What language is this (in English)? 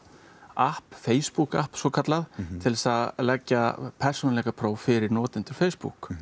Icelandic